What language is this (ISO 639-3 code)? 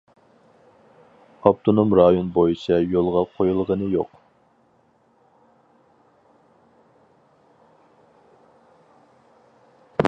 uig